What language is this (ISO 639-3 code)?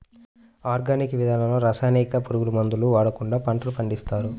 tel